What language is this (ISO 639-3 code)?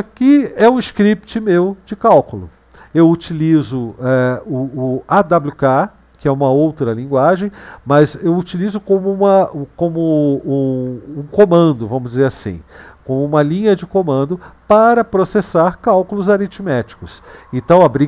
por